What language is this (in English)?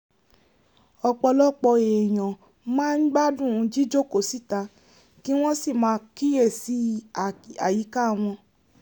Yoruba